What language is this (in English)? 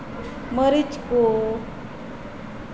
Santali